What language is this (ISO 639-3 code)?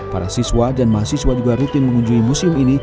ind